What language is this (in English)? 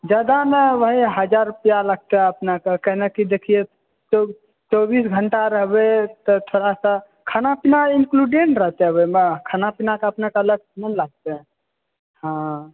Maithili